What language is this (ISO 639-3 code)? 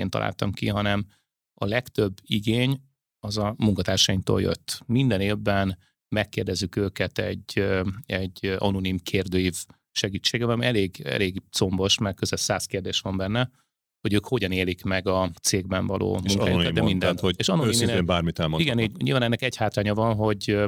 hun